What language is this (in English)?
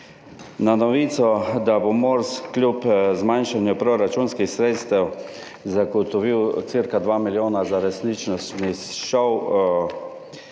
Slovenian